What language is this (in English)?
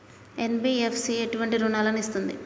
Telugu